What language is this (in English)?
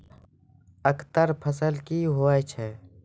Maithili